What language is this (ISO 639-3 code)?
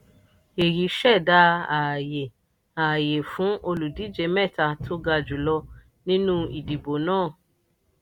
yor